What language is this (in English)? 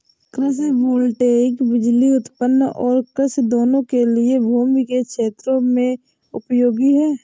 Hindi